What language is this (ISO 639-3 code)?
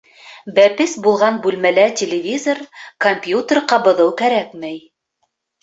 bak